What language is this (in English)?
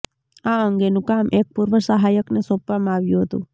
Gujarati